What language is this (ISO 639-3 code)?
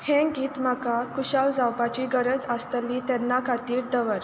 kok